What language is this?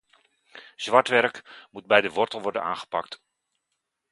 Dutch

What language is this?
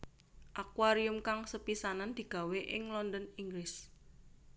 Javanese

